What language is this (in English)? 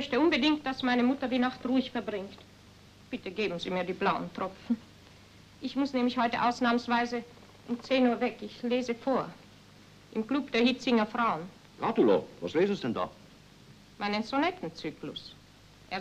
German